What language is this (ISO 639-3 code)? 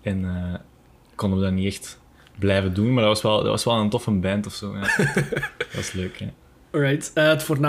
nld